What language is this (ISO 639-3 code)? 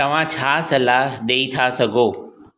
snd